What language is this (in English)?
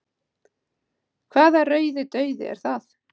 Icelandic